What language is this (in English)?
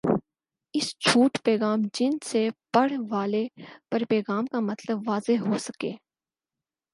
Urdu